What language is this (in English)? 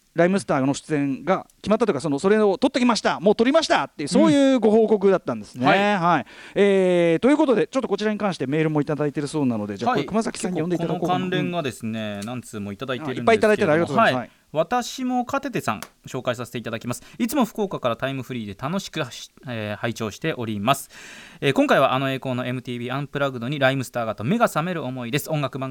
Japanese